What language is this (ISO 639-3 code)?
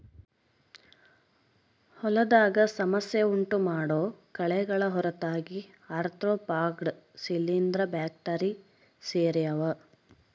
kan